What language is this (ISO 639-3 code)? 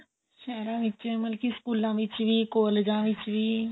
pan